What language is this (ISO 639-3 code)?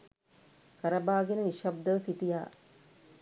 sin